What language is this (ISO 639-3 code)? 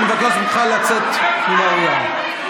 heb